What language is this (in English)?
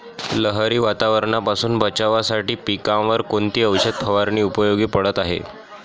Marathi